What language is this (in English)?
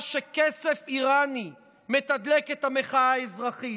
Hebrew